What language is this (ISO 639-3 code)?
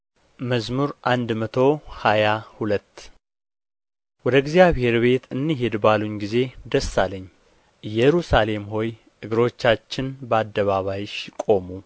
amh